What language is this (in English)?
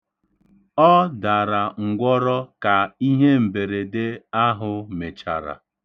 Igbo